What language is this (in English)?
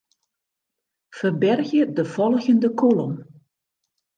Western Frisian